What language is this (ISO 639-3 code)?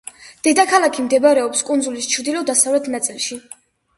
kat